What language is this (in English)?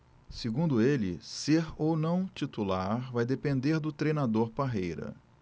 Portuguese